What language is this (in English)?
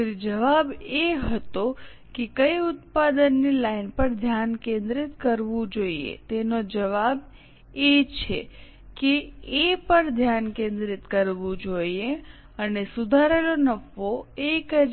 Gujarati